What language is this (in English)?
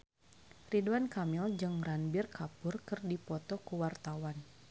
Sundanese